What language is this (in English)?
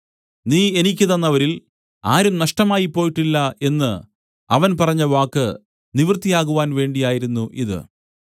Malayalam